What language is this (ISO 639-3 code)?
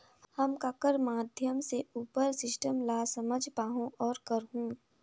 hne